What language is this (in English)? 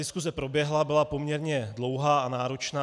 Czech